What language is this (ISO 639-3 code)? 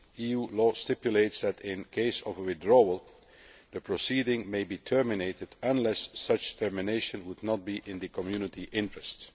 eng